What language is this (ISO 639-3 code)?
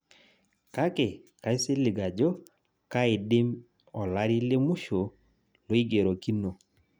mas